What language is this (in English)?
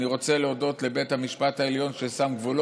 Hebrew